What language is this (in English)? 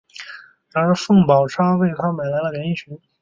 Chinese